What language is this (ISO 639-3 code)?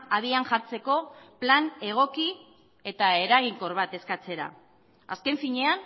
eus